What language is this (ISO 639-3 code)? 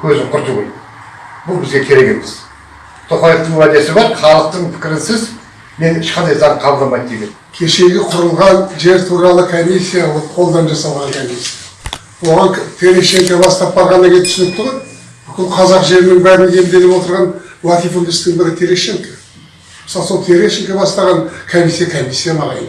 kaz